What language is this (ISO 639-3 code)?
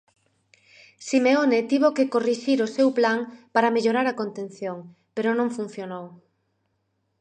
glg